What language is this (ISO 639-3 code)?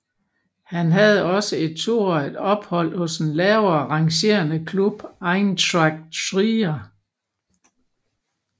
dan